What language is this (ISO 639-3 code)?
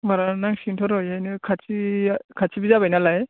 brx